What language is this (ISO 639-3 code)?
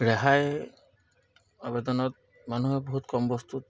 asm